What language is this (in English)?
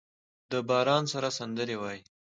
Pashto